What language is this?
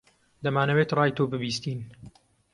Central Kurdish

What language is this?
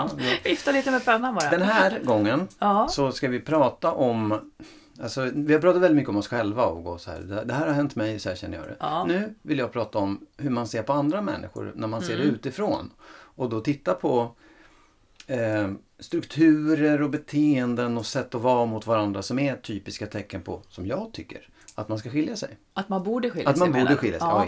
Swedish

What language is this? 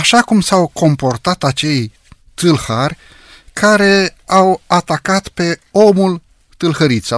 Romanian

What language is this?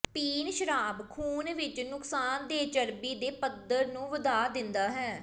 Punjabi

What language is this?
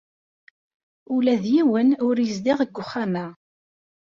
Kabyle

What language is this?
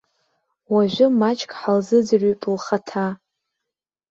Abkhazian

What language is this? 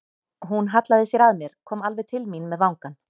Icelandic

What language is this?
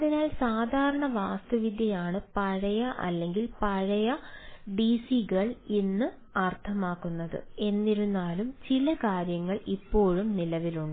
Malayalam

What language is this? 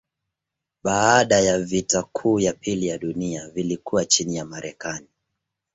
Swahili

